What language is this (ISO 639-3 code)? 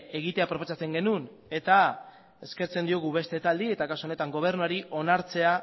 eus